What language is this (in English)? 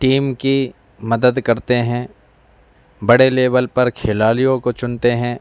Urdu